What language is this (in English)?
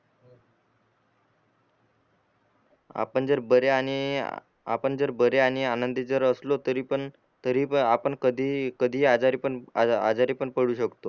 Marathi